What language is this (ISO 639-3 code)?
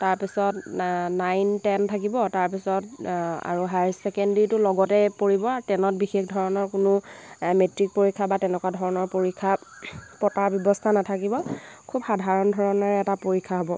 asm